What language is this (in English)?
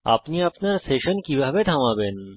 Bangla